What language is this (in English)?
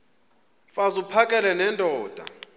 Xhosa